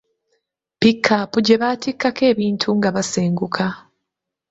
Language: Ganda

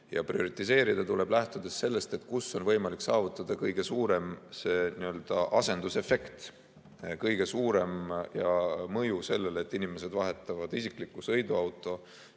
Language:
Estonian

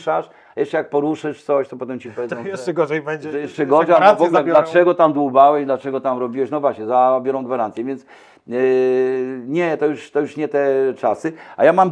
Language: Polish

